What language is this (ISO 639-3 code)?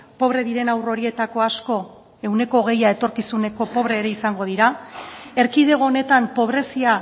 eus